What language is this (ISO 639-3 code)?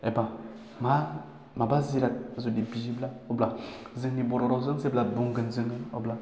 brx